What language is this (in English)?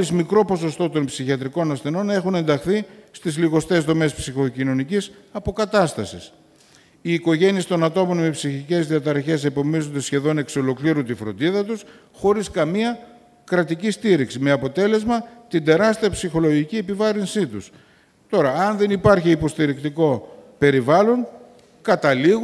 Greek